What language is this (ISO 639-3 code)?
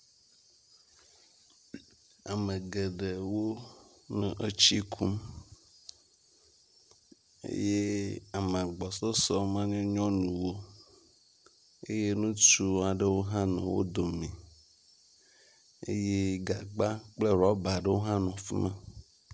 ewe